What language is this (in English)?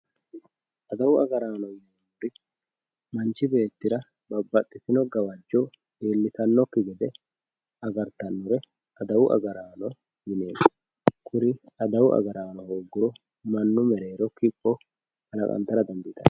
Sidamo